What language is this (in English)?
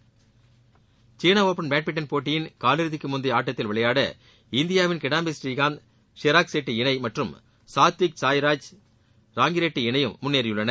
Tamil